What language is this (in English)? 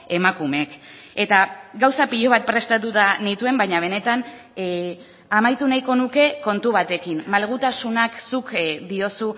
Basque